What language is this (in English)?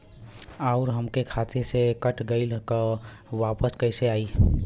Bhojpuri